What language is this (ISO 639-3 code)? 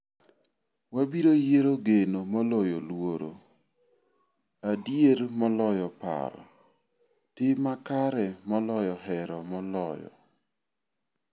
luo